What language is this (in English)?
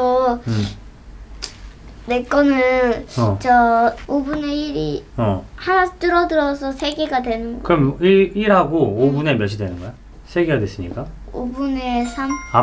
Korean